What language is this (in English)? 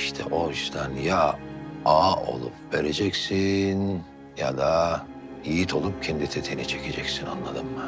Turkish